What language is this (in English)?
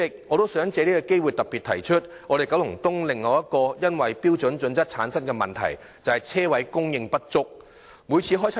Cantonese